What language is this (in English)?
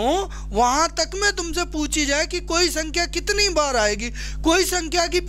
Hindi